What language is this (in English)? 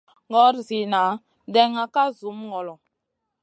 Masana